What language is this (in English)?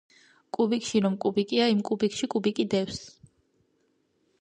Georgian